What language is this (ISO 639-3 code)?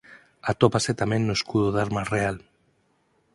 glg